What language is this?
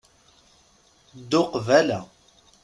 Kabyle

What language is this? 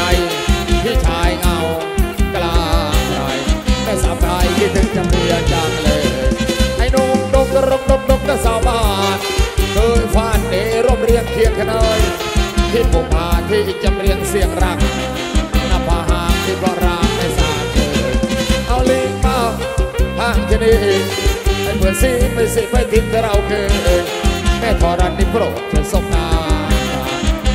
Thai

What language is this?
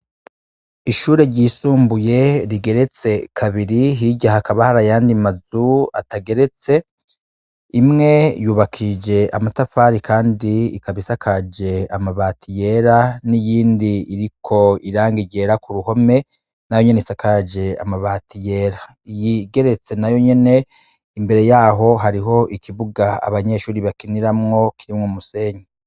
Rundi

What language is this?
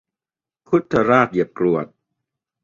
Thai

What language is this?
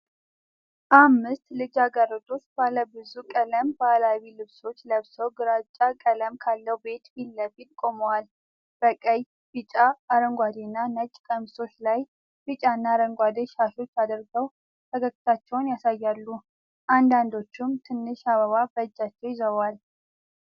Amharic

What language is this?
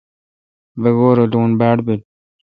Kalkoti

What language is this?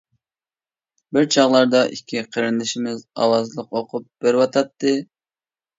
Uyghur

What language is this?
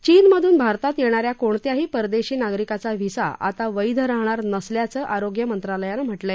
Marathi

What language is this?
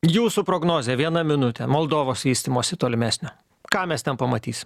Lithuanian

